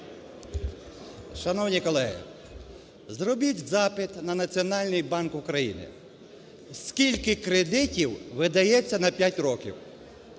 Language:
Ukrainian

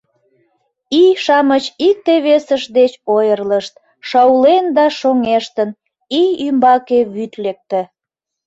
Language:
Mari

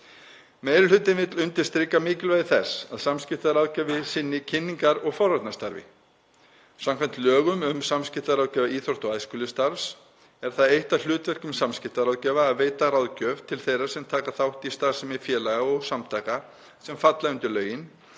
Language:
Icelandic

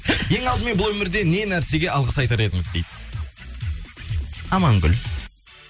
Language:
Kazakh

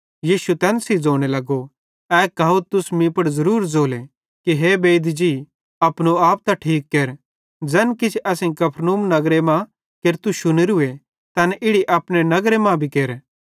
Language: Bhadrawahi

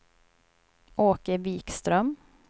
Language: Swedish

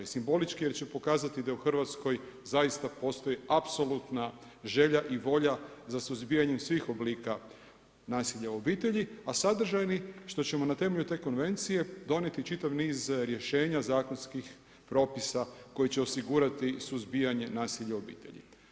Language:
Croatian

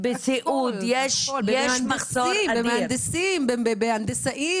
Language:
Hebrew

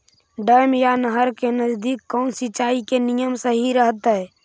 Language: Magahi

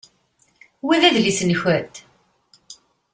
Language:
Kabyle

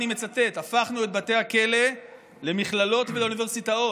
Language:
Hebrew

